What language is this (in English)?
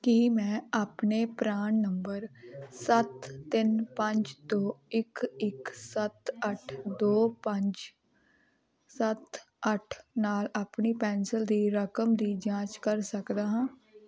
Punjabi